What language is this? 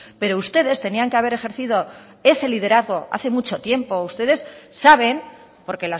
Spanish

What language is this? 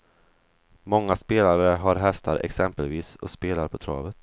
Swedish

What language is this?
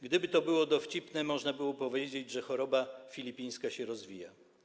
Polish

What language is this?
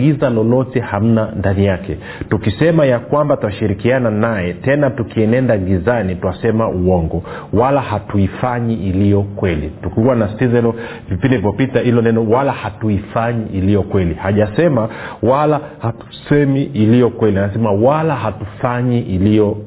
Swahili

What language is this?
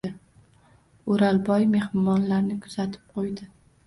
Uzbek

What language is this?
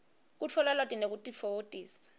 Swati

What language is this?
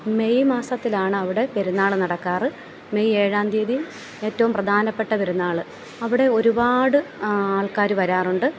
Malayalam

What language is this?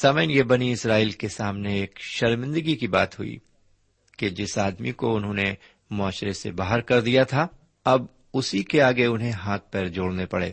Urdu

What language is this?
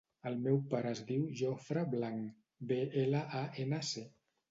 Catalan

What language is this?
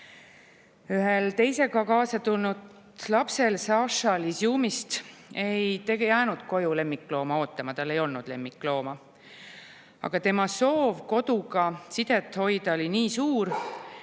Estonian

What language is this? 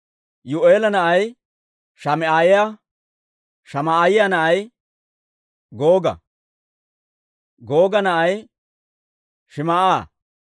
Dawro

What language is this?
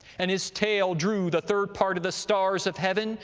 English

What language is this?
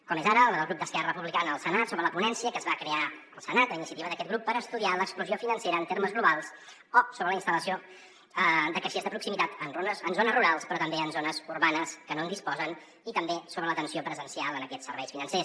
Catalan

